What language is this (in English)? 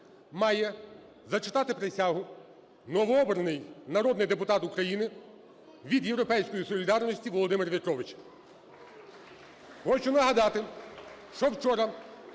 Ukrainian